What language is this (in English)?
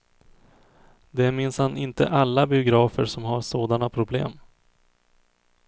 Swedish